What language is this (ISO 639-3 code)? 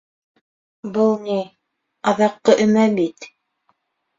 bak